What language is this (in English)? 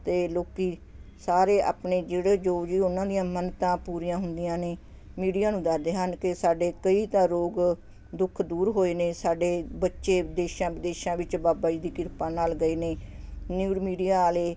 Punjabi